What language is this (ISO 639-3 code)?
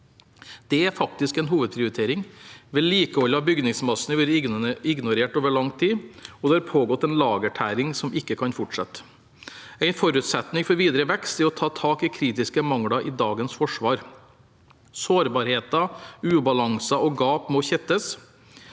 nor